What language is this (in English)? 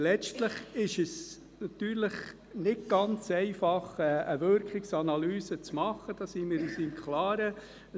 Swiss German